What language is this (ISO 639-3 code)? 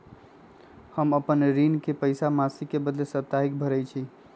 mag